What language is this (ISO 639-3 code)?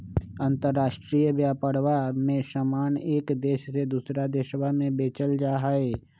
mag